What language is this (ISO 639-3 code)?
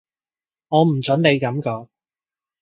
yue